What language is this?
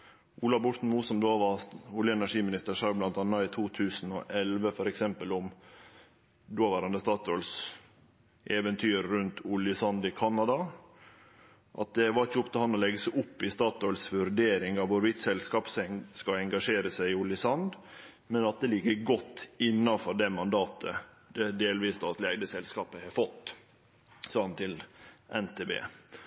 Norwegian Nynorsk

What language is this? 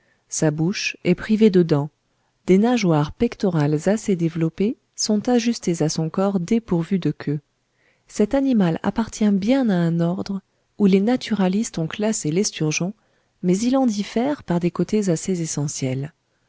French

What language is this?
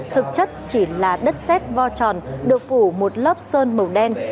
Vietnamese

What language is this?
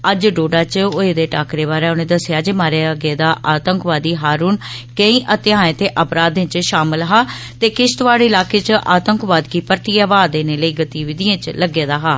Dogri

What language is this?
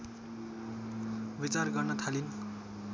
Nepali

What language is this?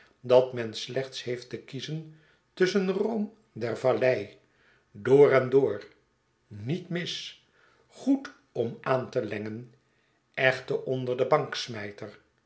Dutch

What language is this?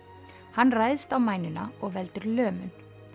Icelandic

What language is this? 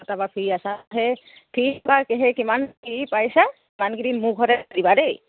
Assamese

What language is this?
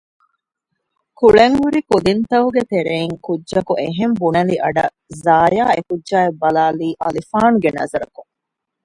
Divehi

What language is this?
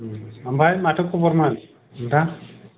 Bodo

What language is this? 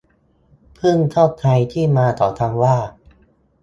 Thai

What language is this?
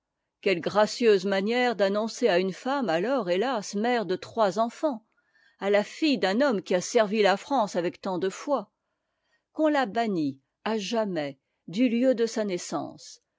French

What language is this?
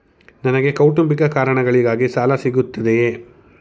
Kannada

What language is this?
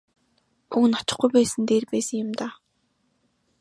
Mongolian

